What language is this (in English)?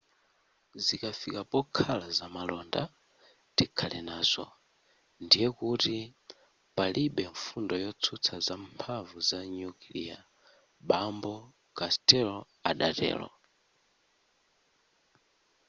Nyanja